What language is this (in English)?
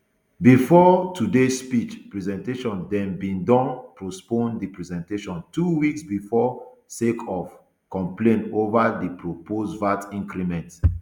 Nigerian Pidgin